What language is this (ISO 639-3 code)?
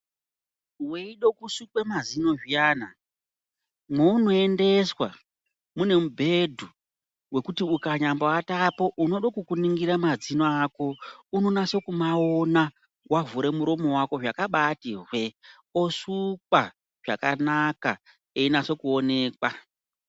ndc